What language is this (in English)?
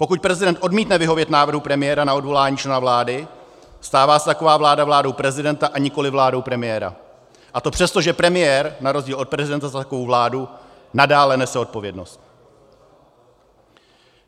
Czech